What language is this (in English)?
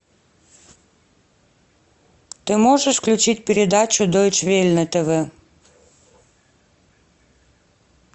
Russian